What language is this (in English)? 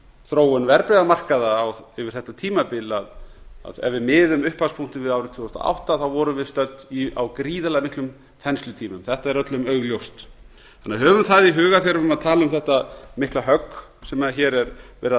Icelandic